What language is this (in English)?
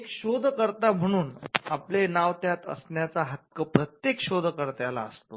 Marathi